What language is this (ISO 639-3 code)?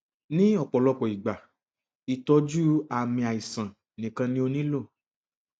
yor